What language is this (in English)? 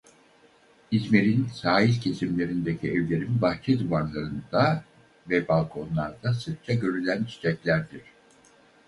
Turkish